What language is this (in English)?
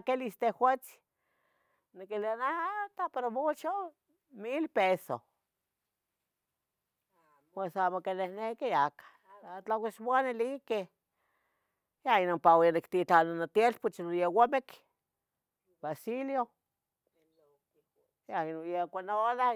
Tetelcingo Nahuatl